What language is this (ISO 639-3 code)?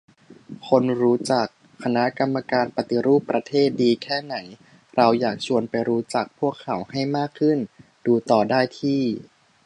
tha